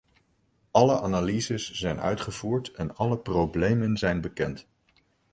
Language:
Dutch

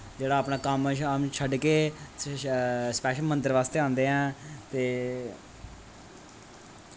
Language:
Dogri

